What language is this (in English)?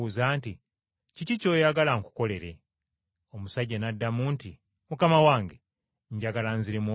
Ganda